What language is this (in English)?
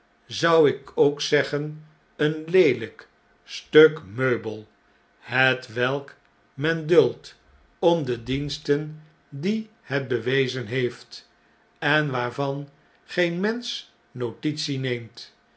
Dutch